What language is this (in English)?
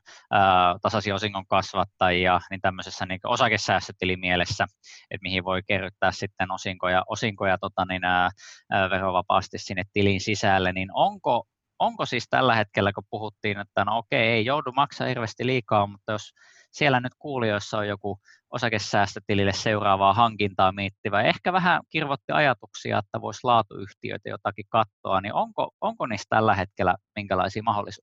Finnish